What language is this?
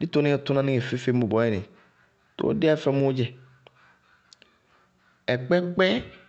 Bago-Kusuntu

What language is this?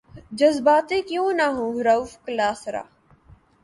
Urdu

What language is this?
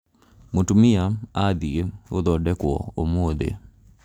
Kikuyu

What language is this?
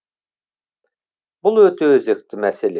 Kazakh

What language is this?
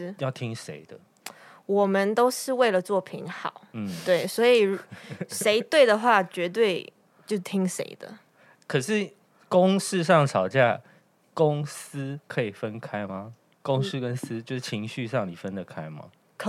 Chinese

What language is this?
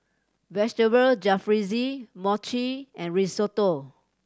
English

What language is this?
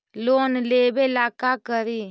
Magahi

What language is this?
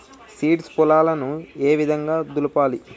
Telugu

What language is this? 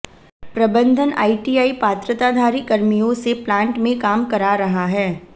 Hindi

